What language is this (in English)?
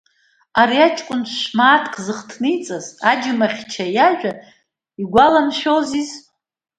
Abkhazian